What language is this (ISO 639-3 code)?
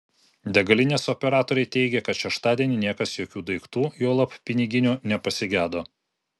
lit